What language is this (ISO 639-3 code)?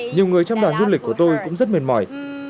vie